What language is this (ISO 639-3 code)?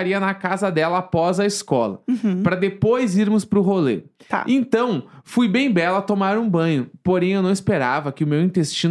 por